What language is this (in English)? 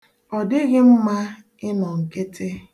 Igbo